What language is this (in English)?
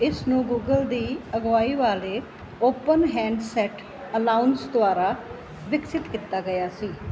Punjabi